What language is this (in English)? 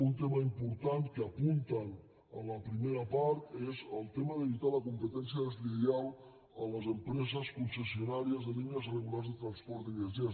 Catalan